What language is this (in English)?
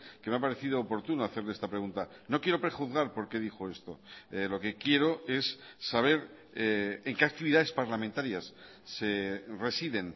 Spanish